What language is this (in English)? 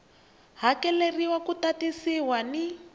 Tsonga